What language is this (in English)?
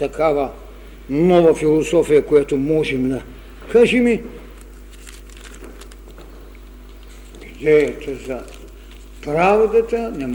Bulgarian